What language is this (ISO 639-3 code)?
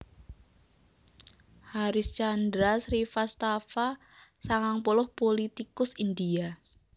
jav